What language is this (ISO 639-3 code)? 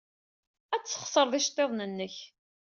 kab